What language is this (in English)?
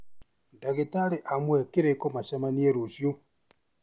Kikuyu